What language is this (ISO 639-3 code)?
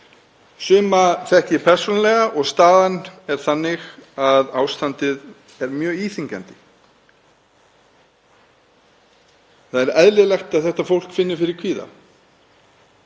isl